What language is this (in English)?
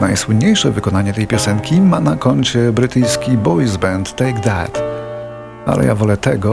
Polish